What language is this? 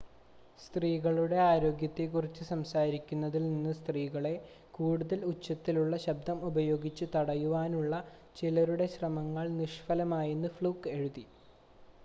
Malayalam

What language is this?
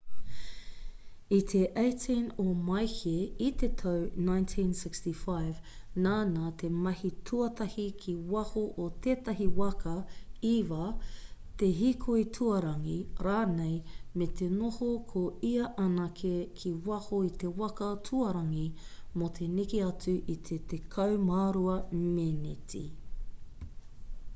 Māori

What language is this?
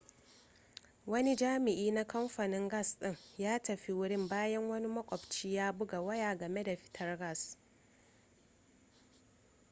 Hausa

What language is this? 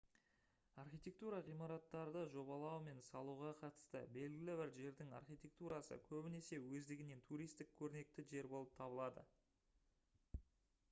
Kazakh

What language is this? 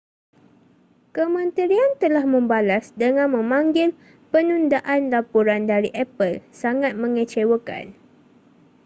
Malay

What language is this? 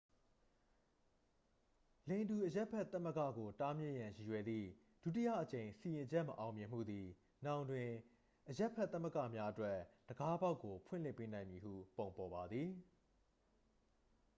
Burmese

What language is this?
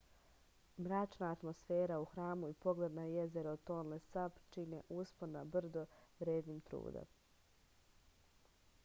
Serbian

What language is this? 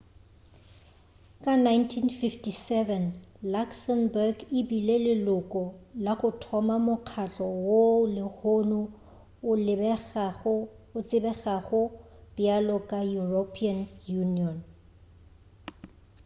Northern Sotho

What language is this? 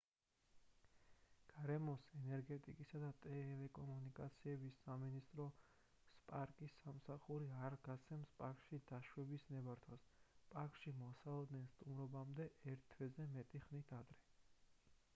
Georgian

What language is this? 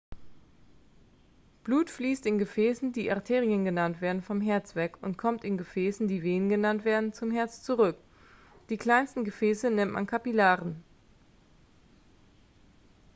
German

